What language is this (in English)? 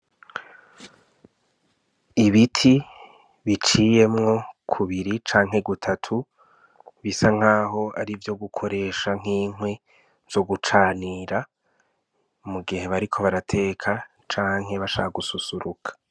Rundi